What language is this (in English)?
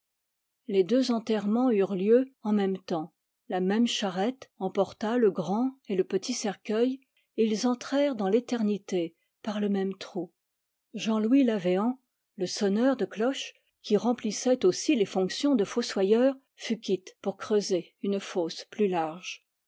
French